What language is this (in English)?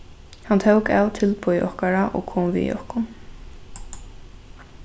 Faroese